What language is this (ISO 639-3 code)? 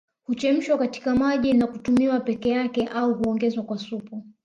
swa